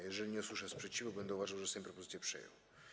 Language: Polish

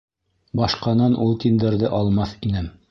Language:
Bashkir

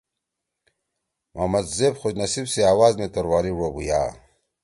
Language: Torwali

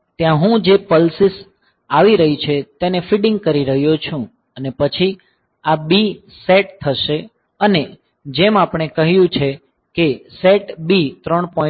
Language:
Gujarati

